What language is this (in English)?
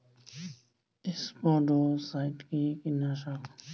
Bangla